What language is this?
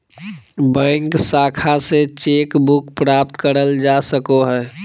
Magahi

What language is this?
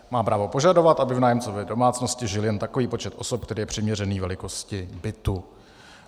Czech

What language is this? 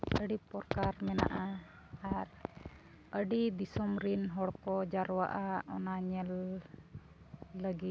Santali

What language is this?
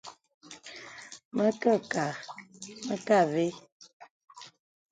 Bebele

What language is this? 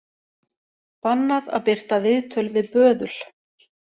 Icelandic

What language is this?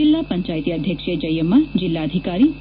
Kannada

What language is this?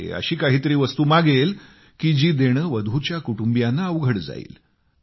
Marathi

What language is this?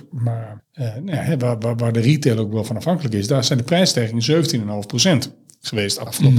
Dutch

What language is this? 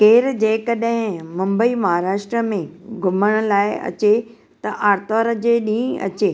Sindhi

